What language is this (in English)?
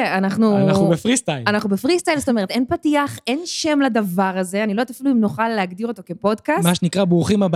Hebrew